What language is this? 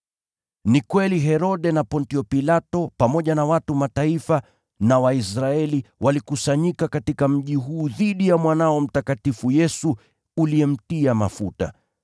Swahili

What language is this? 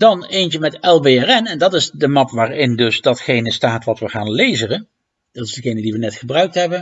Dutch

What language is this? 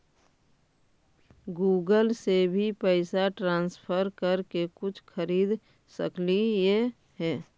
Magahi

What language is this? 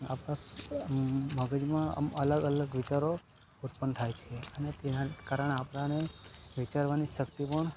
Gujarati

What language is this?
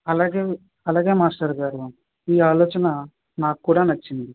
Telugu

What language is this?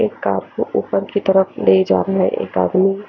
Hindi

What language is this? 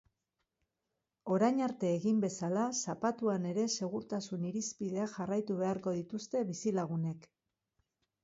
Basque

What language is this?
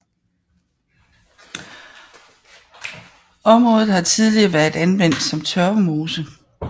Danish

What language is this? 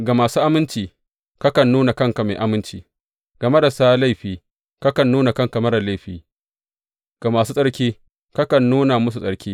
Hausa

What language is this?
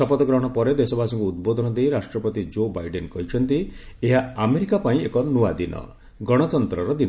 Odia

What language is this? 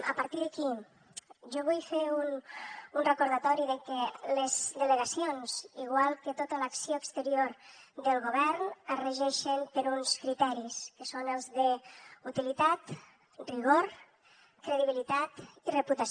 Catalan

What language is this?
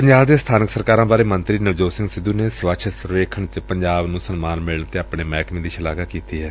Punjabi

